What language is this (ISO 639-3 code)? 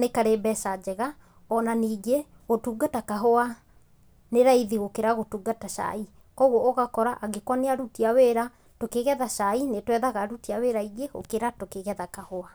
kik